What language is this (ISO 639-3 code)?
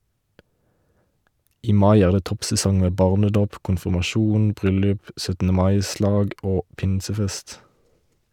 nor